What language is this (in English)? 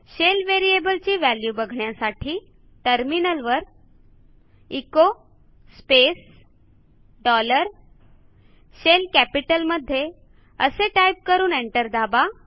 Marathi